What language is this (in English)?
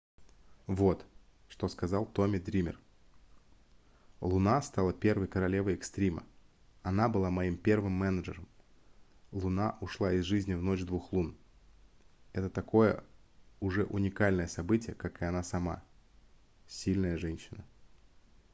Russian